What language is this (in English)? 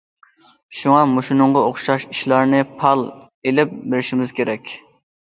Uyghur